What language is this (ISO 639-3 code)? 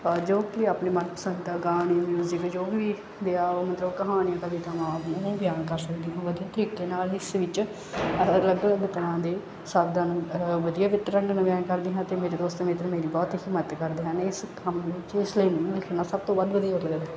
pan